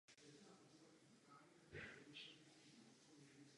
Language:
Czech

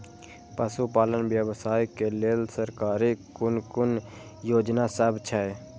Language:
Maithili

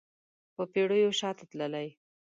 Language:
Pashto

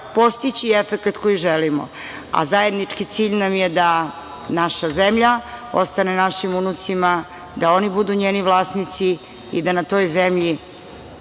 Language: Serbian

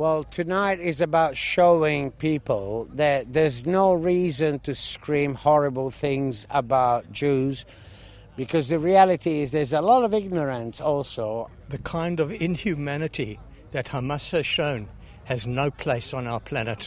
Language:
Filipino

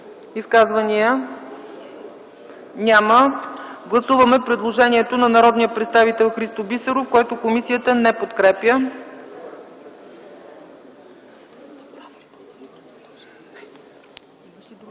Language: Bulgarian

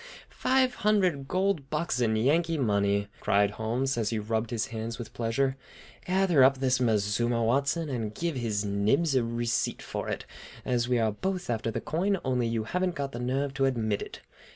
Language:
English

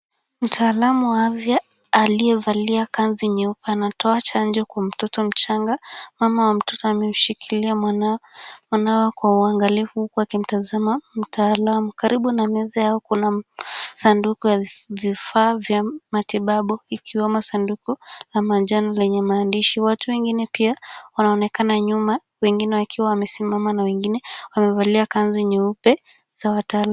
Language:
Swahili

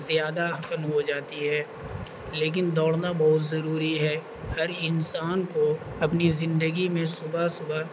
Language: Urdu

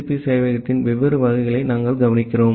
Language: Tamil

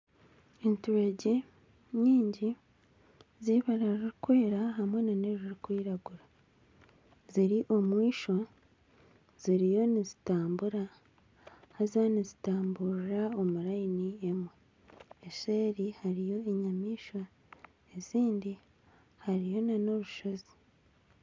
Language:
Nyankole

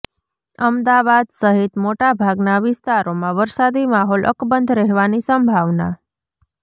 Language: Gujarati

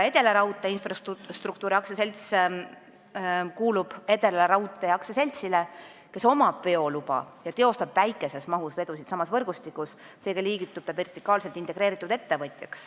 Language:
Estonian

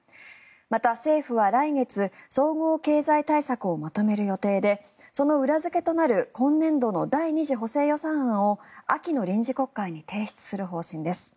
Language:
Japanese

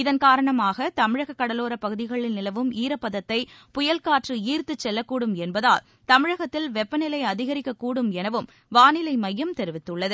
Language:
Tamil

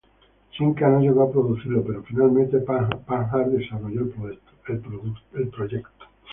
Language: Spanish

